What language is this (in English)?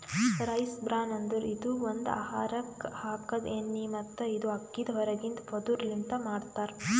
Kannada